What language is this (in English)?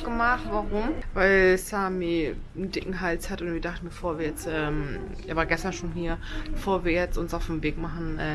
German